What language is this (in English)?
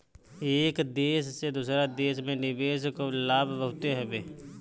Bhojpuri